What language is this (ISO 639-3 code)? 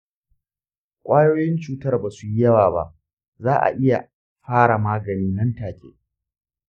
hau